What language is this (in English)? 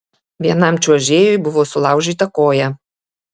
Lithuanian